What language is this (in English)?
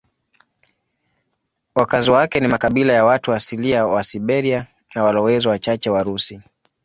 Swahili